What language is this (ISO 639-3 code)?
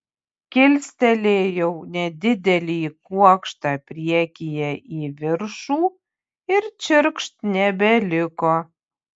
lit